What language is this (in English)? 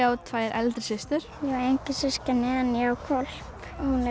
Icelandic